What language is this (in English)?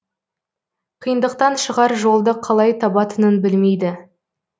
Kazakh